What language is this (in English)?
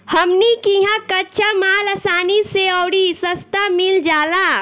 Bhojpuri